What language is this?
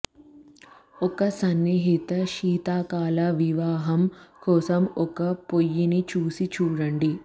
Telugu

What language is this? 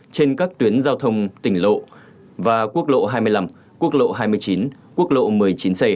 Vietnamese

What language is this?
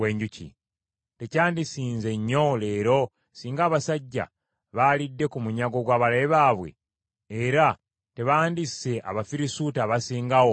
Ganda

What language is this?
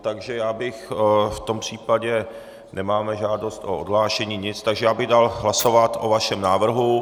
Czech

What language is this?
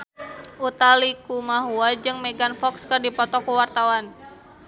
Sundanese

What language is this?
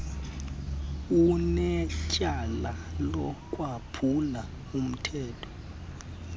Xhosa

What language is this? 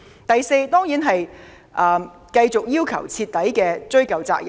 Cantonese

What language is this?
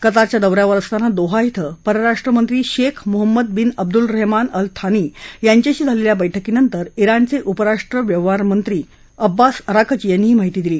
Marathi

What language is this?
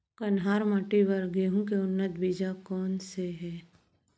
Chhattisgarhi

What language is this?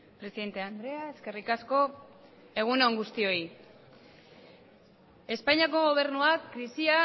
Basque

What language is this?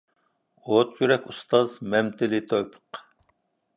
Uyghur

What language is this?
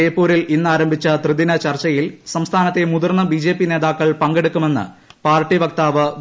Malayalam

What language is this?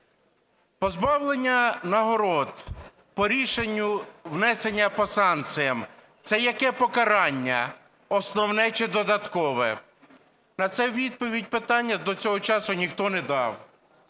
Ukrainian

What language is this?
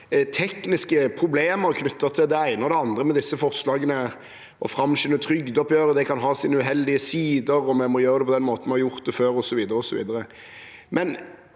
Norwegian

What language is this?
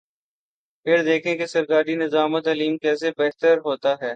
Urdu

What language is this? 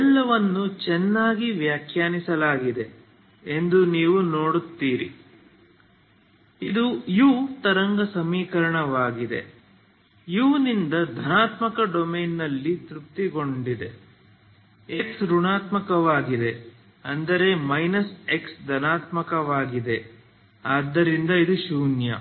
Kannada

